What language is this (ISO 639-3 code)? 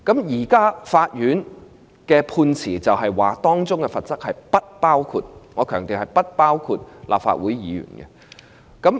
yue